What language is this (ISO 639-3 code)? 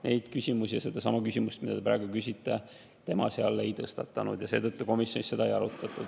est